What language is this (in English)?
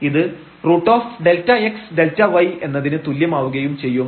Malayalam